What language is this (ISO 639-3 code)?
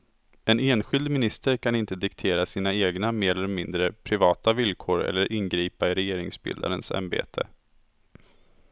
swe